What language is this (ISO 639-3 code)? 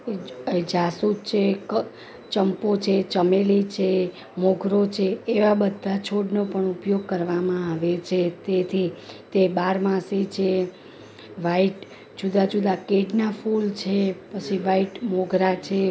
guj